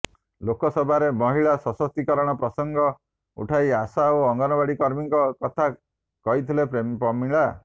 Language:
Odia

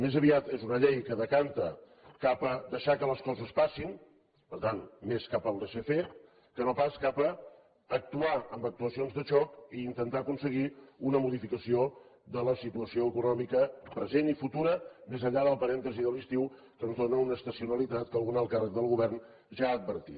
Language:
Catalan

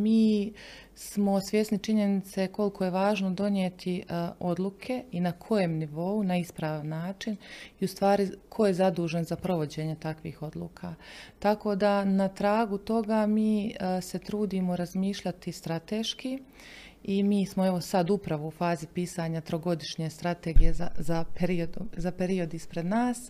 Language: Croatian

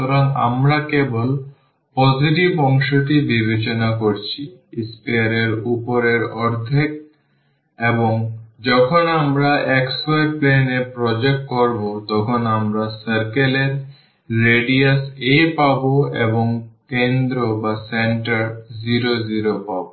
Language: Bangla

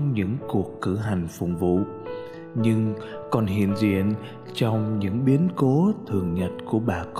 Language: Vietnamese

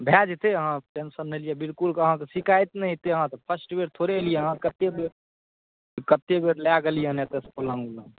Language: Maithili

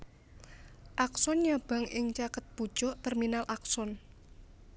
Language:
Javanese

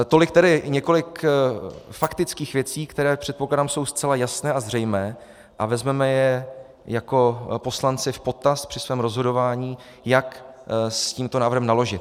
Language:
Czech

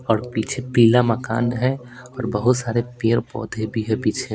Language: Hindi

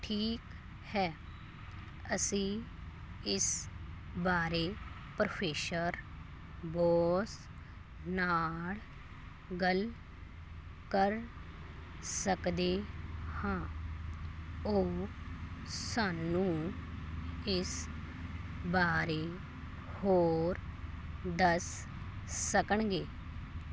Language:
Punjabi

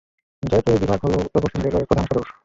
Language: Bangla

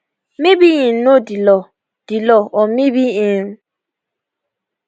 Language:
Nigerian Pidgin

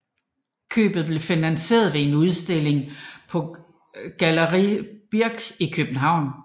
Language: Danish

